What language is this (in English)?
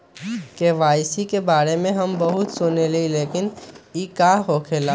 Magahi